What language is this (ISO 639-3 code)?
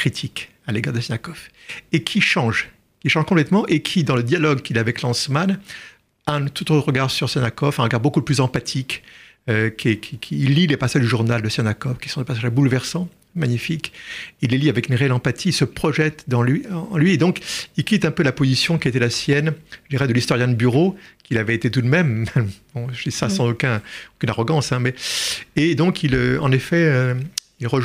fra